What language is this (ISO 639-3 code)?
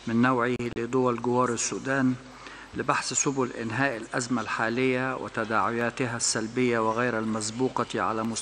ara